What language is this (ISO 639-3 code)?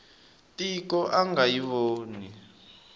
tso